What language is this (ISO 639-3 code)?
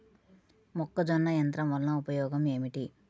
tel